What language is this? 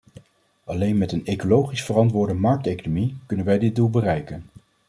Dutch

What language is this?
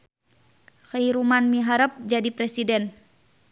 Sundanese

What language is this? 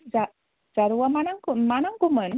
Bodo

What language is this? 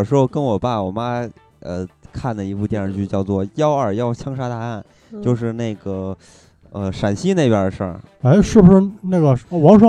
Chinese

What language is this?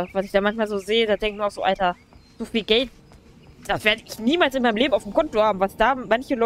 German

